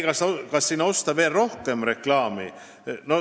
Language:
Estonian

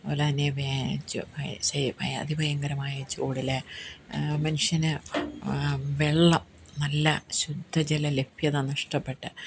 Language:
Malayalam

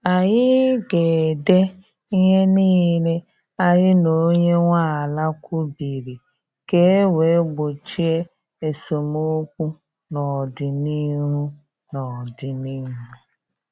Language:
Igbo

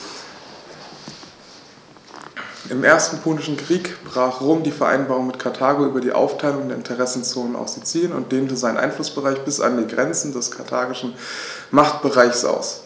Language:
German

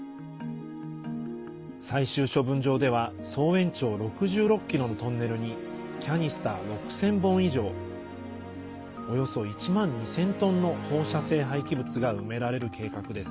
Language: Japanese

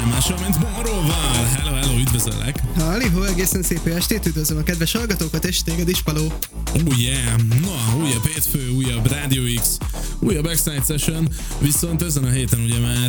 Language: Hungarian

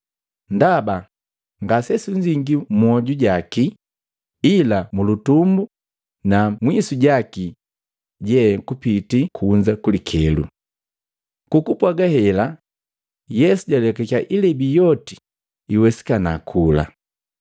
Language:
Matengo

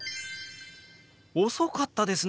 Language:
Japanese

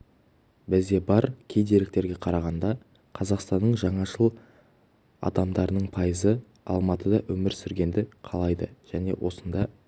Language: Kazakh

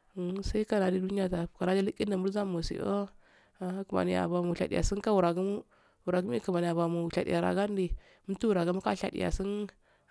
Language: Afade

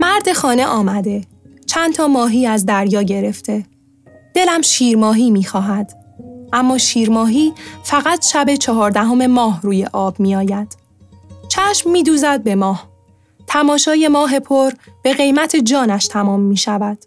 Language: Persian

